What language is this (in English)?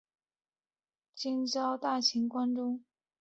Chinese